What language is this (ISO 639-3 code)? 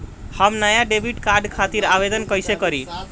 bho